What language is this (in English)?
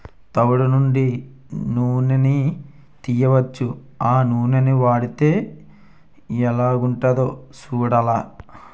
Telugu